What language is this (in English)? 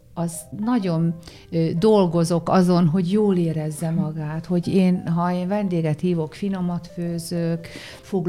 Hungarian